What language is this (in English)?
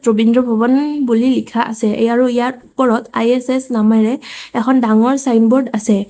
Assamese